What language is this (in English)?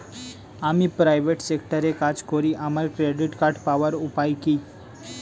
Bangla